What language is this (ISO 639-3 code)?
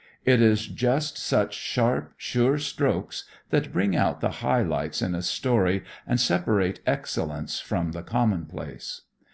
eng